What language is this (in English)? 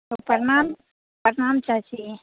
Maithili